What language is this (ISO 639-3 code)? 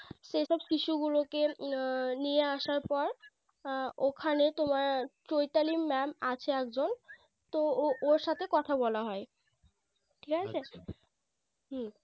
ben